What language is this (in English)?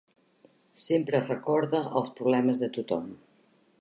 Catalan